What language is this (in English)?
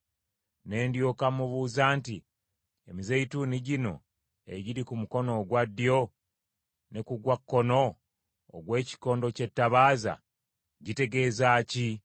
Ganda